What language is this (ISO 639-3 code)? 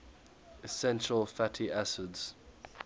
eng